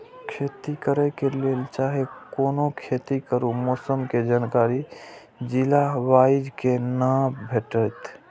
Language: Maithili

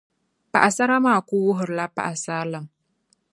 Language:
Dagbani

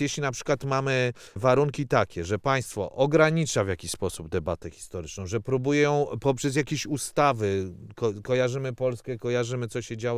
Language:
Polish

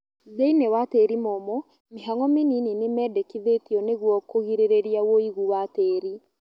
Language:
Kikuyu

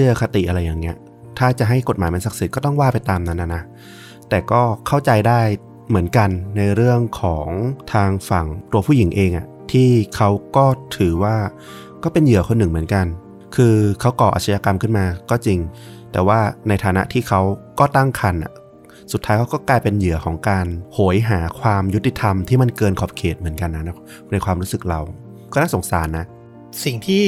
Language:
Thai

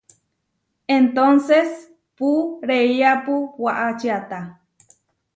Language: Huarijio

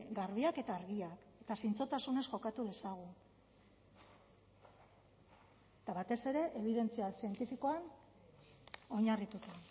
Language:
Basque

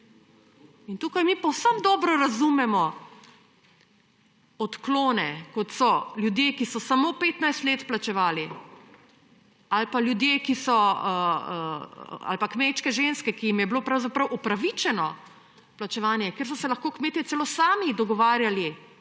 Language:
Slovenian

